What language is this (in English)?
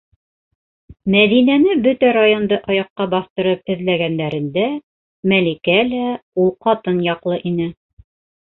Bashkir